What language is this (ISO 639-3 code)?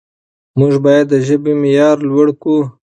pus